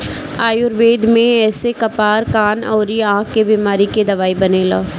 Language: Bhojpuri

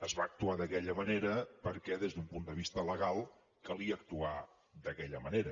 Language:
Catalan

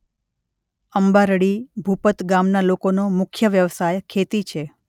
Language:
Gujarati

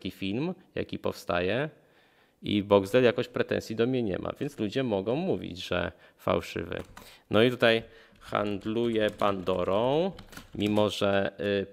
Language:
Polish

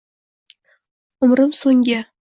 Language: Uzbek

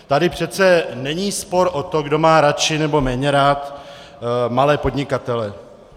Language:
Czech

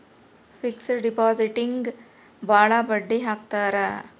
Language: Kannada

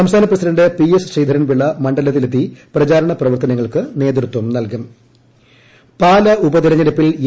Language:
Malayalam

